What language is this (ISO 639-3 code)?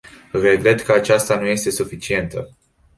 ron